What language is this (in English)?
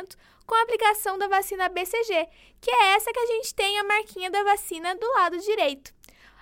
Portuguese